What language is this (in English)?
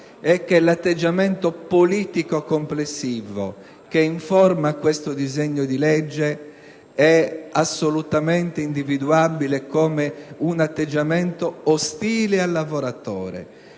Italian